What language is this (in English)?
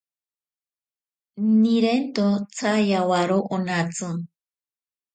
Ashéninka Perené